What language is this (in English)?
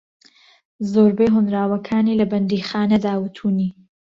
Central Kurdish